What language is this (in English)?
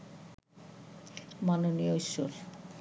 Bangla